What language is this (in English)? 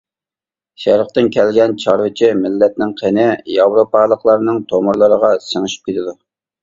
Uyghur